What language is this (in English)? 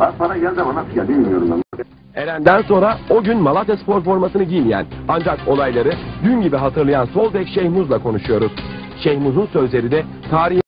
Turkish